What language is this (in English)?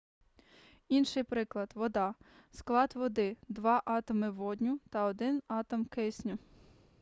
Ukrainian